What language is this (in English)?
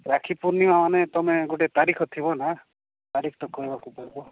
Odia